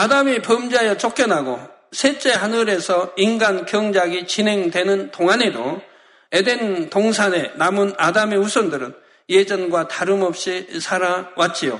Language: Korean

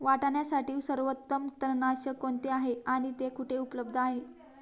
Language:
Marathi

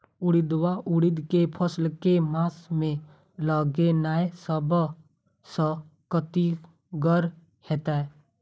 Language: Maithili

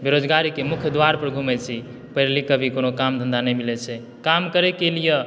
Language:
Maithili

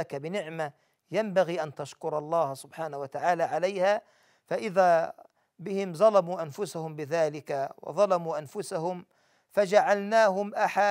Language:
Arabic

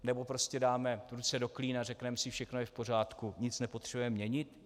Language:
Czech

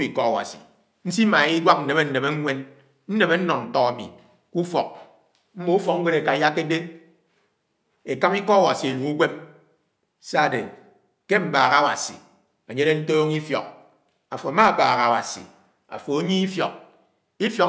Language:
Anaang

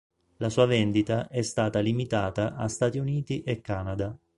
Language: Italian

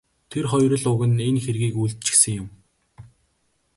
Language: Mongolian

